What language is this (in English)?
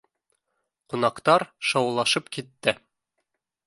Bashkir